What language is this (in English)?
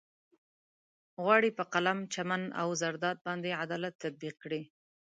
Pashto